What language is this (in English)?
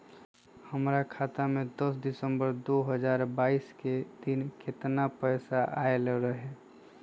Magahi